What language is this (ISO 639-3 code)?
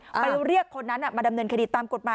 tha